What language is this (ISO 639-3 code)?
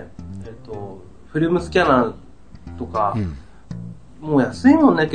jpn